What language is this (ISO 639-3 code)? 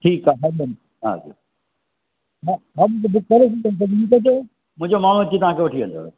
snd